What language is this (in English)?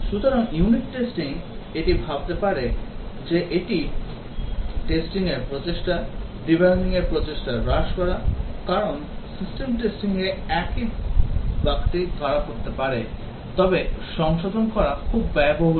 Bangla